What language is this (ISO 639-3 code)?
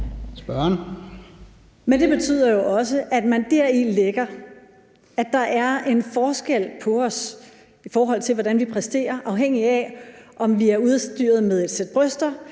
dan